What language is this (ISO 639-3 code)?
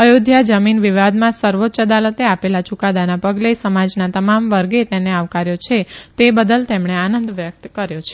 guj